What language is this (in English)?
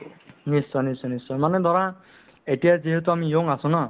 Assamese